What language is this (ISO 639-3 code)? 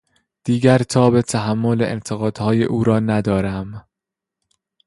fas